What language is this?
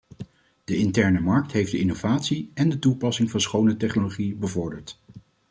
Dutch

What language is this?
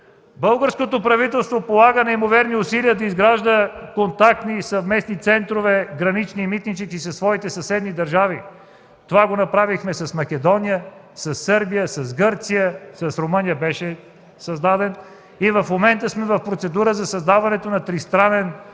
Bulgarian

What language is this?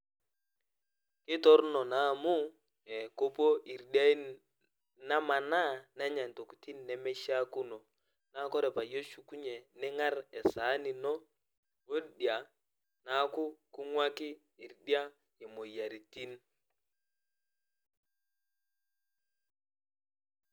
Masai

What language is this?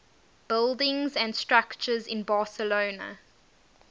English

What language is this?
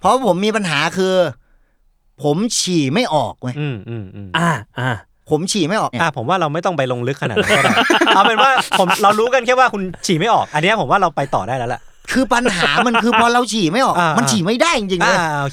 Thai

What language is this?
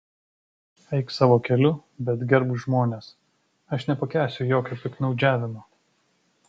Lithuanian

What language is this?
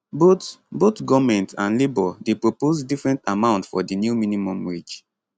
Nigerian Pidgin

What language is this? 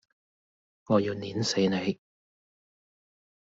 Cantonese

